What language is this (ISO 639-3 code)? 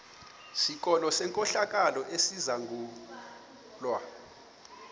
xho